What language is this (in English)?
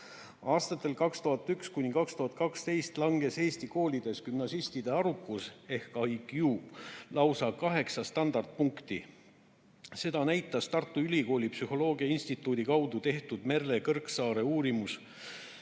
Estonian